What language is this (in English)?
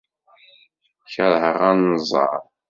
Kabyle